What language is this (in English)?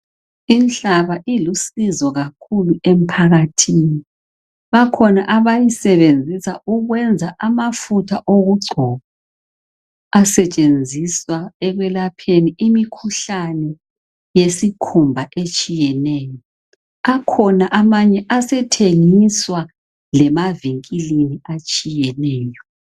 North Ndebele